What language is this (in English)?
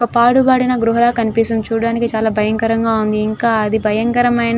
Telugu